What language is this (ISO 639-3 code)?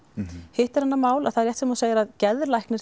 isl